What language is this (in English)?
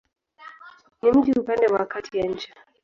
Swahili